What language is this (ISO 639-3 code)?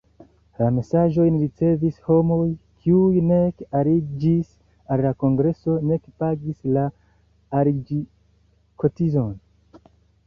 epo